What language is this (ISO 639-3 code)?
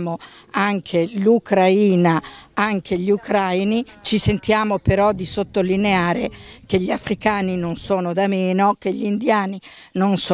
ita